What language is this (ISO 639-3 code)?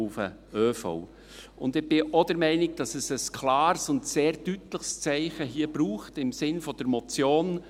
gsw